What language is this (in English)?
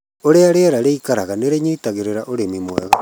Kikuyu